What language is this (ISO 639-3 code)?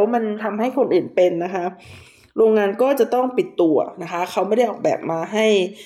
tha